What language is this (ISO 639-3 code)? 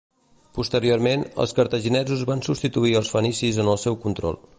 cat